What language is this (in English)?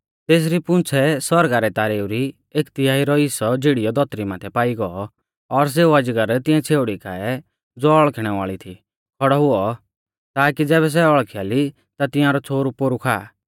Mahasu Pahari